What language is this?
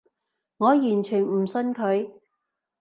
Cantonese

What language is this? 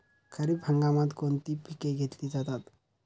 Marathi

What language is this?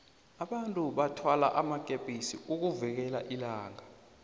South Ndebele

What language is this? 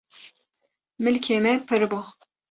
Kurdish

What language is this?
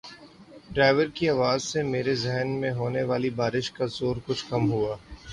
Urdu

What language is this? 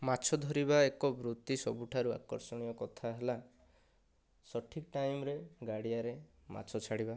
Odia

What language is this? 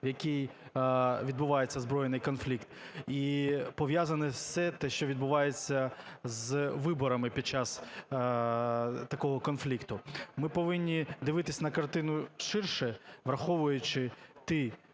Ukrainian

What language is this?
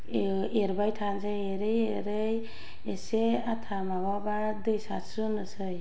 Bodo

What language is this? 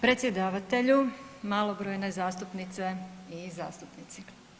Croatian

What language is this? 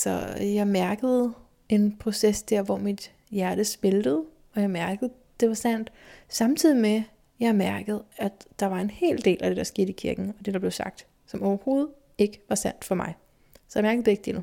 Danish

